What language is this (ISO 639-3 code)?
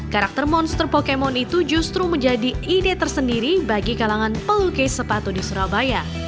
ind